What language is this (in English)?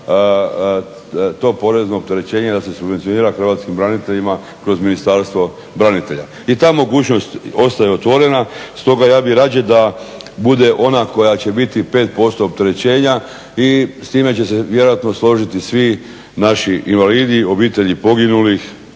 Croatian